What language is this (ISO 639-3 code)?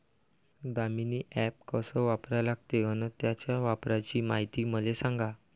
mar